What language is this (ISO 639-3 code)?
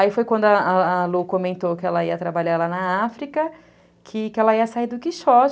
por